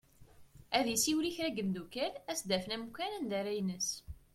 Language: Kabyle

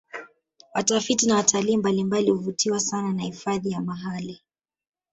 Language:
Swahili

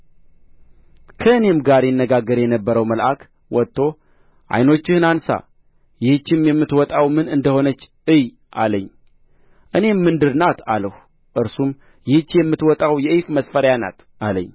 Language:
Amharic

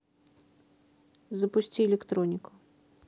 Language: Russian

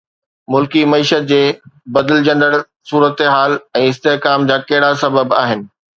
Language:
Sindhi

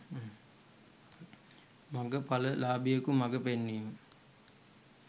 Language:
Sinhala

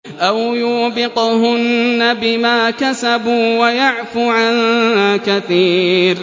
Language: Arabic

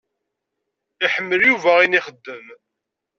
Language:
Kabyle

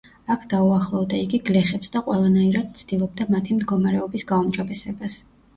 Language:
Georgian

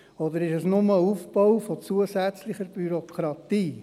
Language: Swiss German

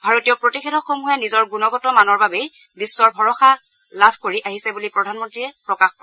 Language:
Assamese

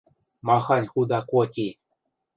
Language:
Western Mari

